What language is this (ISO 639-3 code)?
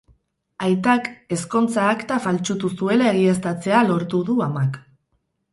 eus